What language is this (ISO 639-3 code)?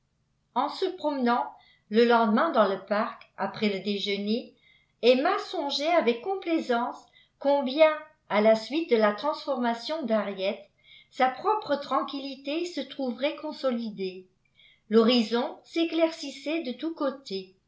fra